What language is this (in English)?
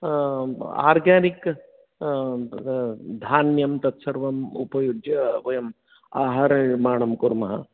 Sanskrit